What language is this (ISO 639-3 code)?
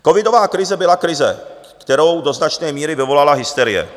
ces